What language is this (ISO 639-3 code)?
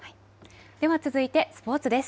jpn